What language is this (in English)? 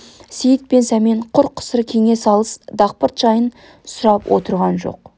Kazakh